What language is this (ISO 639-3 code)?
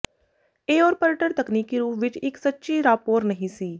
pan